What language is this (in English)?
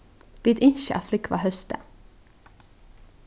Faroese